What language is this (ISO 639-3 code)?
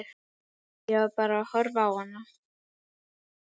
isl